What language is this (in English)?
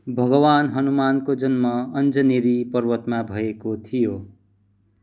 Nepali